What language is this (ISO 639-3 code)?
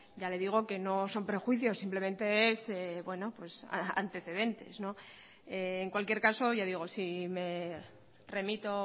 spa